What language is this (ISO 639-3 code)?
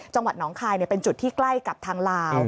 tha